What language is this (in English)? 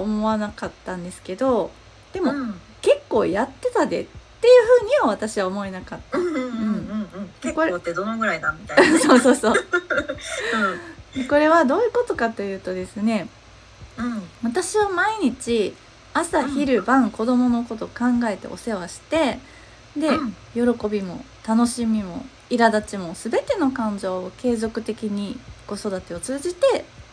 Japanese